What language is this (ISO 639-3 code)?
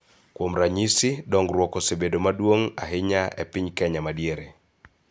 luo